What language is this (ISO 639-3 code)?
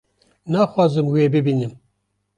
kur